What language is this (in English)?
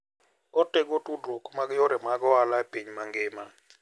Luo (Kenya and Tanzania)